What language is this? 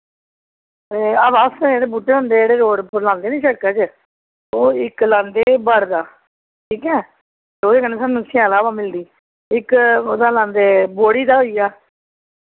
Dogri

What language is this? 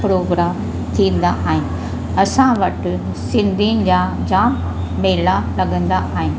Sindhi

